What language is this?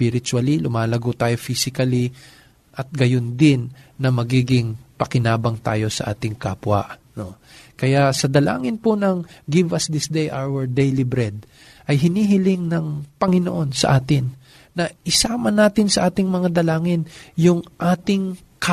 Filipino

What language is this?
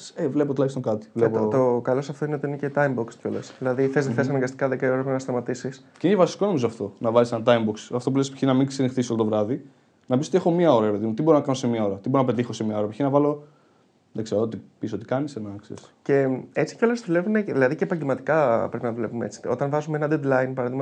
Greek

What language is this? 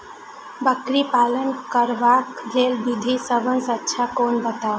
Maithili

